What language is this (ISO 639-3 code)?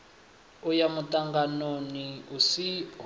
ven